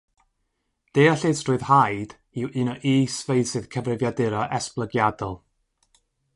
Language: Welsh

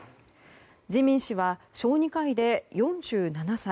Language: Japanese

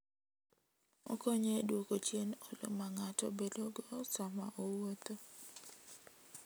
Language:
Luo (Kenya and Tanzania)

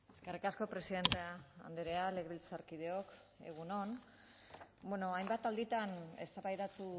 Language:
Basque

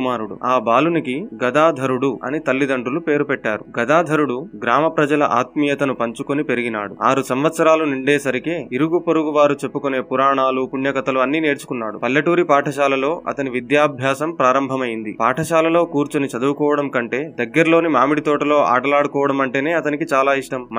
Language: Telugu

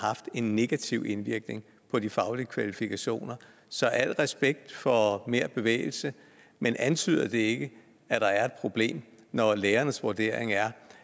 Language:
Danish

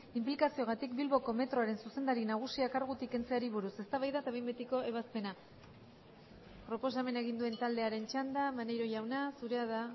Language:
Basque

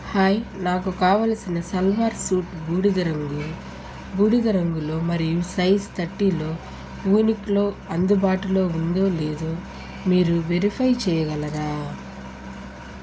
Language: Telugu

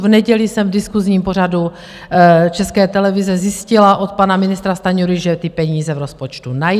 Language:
Czech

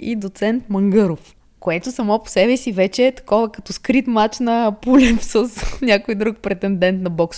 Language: Bulgarian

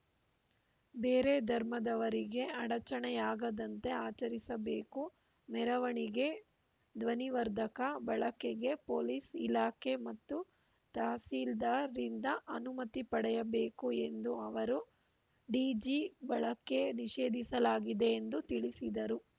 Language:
Kannada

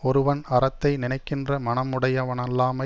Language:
Tamil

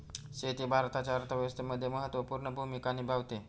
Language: Marathi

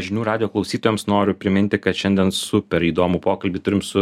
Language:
Lithuanian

